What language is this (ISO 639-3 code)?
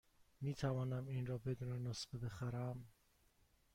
fas